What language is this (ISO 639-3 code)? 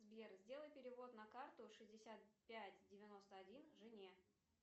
rus